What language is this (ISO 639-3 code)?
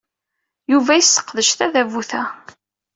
kab